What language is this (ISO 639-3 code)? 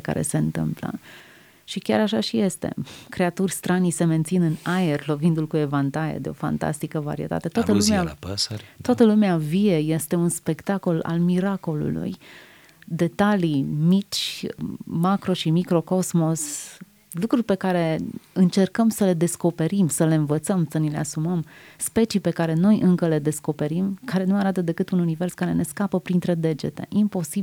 ron